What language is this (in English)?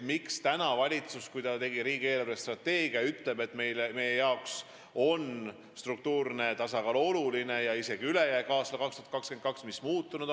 Estonian